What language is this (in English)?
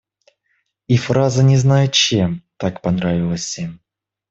Russian